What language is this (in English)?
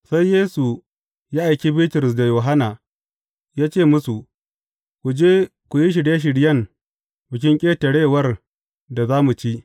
Hausa